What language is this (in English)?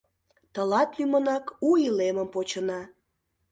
Mari